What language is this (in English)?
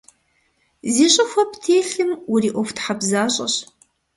Kabardian